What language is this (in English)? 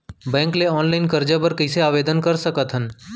Chhattisgarhi